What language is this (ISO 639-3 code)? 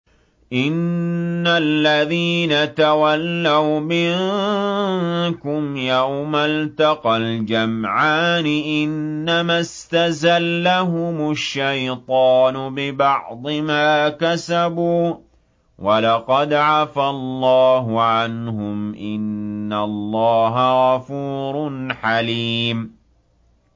ara